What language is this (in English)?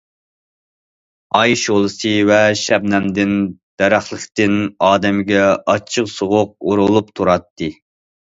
Uyghur